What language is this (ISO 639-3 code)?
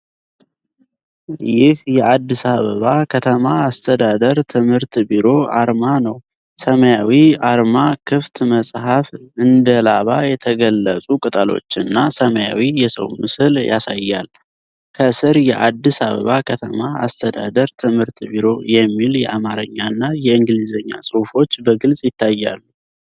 amh